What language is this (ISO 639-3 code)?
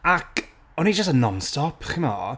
cym